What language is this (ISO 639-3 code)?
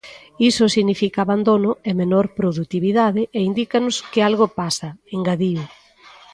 glg